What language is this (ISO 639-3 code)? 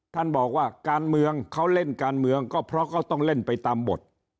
tha